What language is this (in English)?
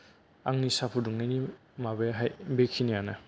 Bodo